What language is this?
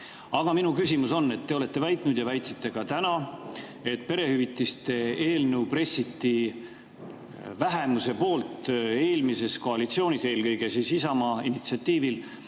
Estonian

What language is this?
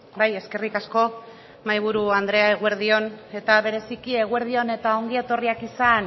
Basque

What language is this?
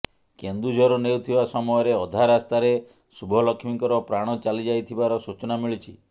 Odia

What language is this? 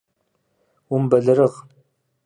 Kabardian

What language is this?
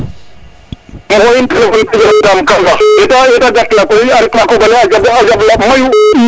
Serer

